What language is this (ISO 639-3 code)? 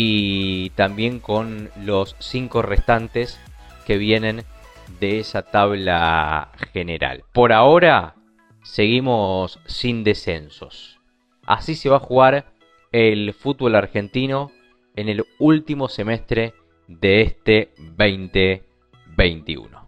spa